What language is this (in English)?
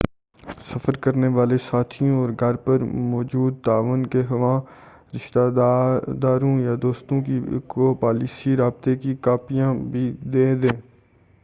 Urdu